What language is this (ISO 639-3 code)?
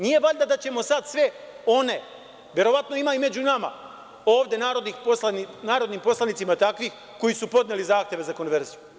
srp